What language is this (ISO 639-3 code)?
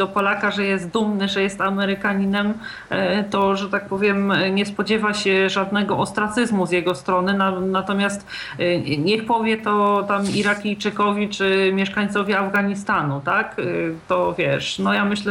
pol